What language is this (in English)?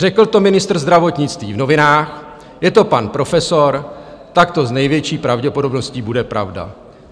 Czech